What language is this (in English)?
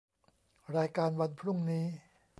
Thai